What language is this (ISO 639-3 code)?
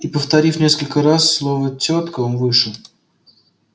rus